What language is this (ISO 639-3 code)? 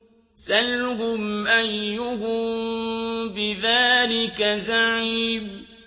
ara